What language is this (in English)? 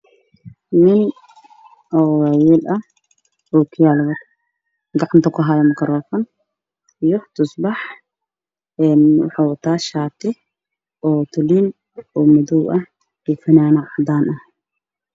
Somali